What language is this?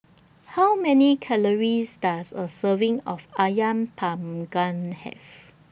English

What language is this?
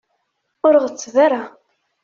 Kabyle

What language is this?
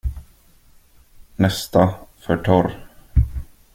Swedish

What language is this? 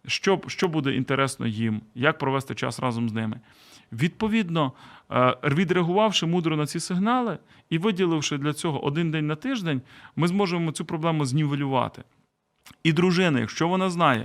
Ukrainian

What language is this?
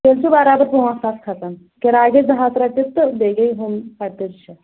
Kashmiri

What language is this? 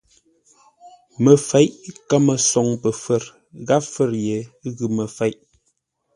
Ngombale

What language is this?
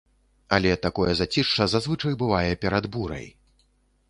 Belarusian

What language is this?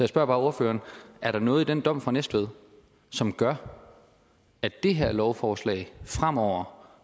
Danish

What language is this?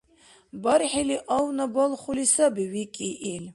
Dargwa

